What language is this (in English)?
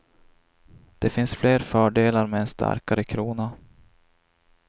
Swedish